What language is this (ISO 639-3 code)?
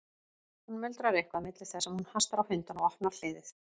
isl